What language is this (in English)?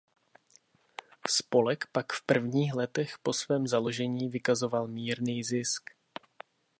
Czech